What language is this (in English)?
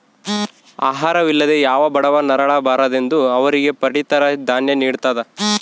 Kannada